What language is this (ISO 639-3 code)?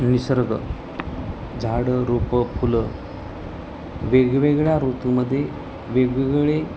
mar